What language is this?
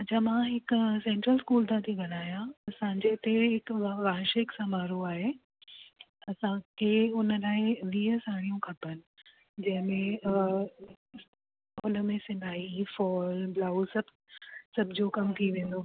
Sindhi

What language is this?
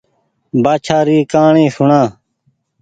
Goaria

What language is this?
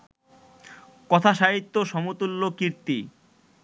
Bangla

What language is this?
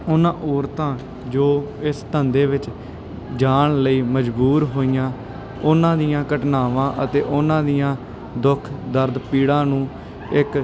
Punjabi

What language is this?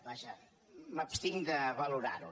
Catalan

